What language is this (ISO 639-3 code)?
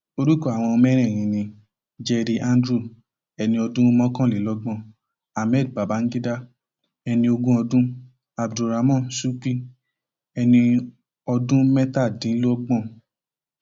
yor